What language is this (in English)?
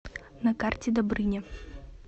Russian